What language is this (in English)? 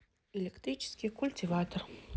Russian